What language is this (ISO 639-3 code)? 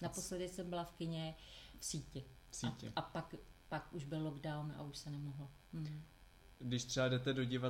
ces